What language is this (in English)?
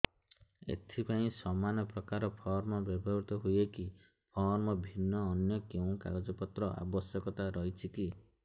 Odia